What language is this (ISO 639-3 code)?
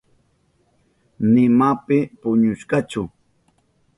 qup